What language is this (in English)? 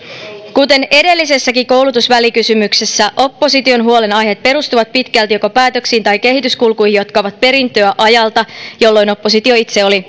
Finnish